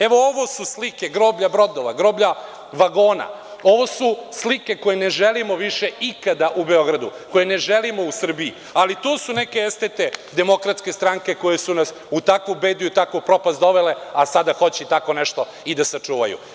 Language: Serbian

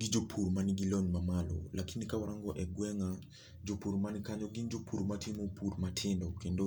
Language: Luo (Kenya and Tanzania)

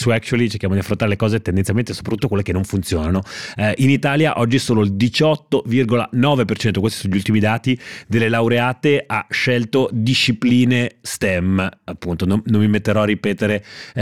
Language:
Italian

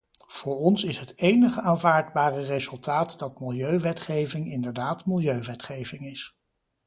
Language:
Dutch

